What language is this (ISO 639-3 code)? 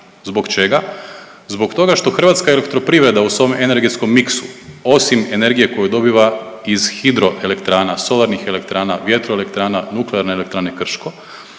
hrv